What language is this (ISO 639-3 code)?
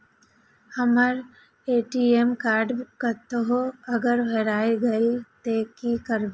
mai